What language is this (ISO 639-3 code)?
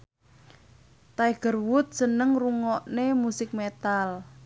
jav